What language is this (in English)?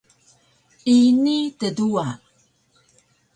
Taroko